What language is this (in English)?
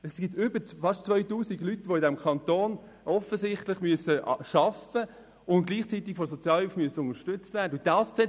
Swiss German